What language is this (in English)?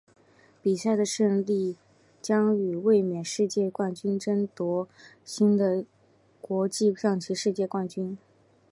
Chinese